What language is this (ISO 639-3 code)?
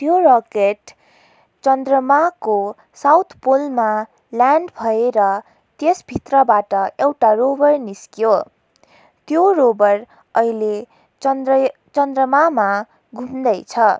nep